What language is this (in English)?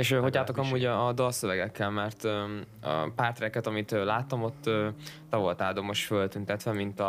Hungarian